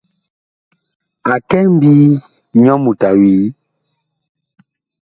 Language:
Bakoko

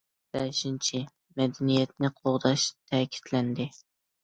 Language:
Uyghur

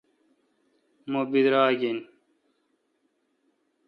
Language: Kalkoti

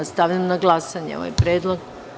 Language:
Serbian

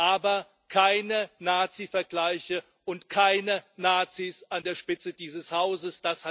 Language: German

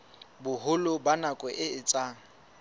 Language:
Southern Sotho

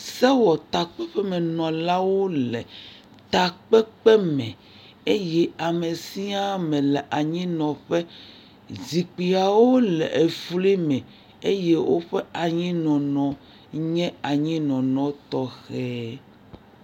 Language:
Ewe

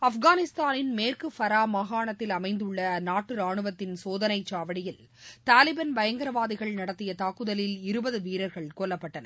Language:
Tamil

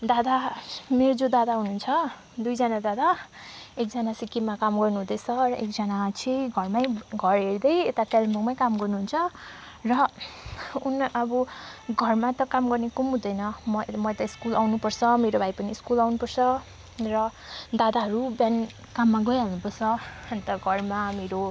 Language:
Nepali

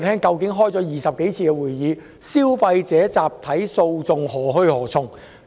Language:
Cantonese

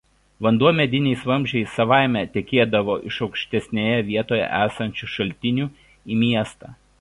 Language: Lithuanian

